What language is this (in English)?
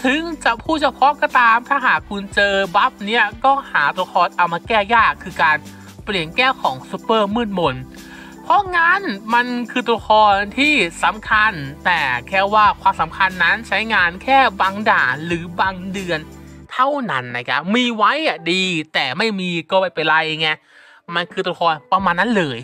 Thai